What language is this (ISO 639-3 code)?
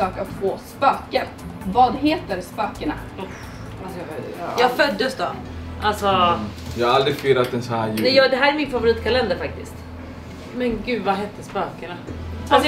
swe